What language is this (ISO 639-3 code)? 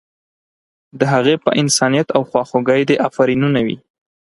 pus